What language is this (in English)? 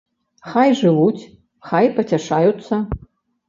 Belarusian